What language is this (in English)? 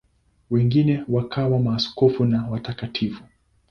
Swahili